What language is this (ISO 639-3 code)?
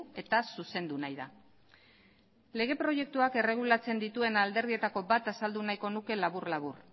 eus